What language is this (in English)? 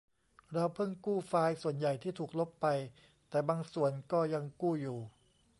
Thai